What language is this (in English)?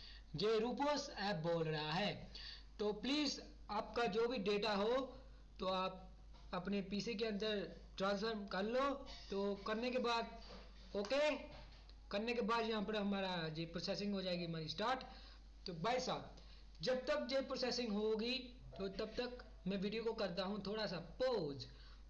Hindi